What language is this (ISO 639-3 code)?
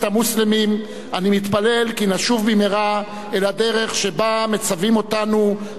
heb